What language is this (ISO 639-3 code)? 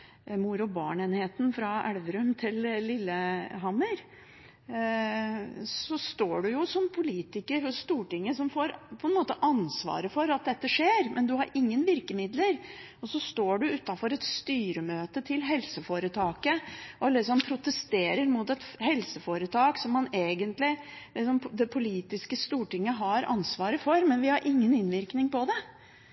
nob